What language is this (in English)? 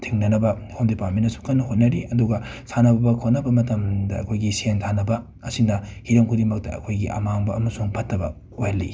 Manipuri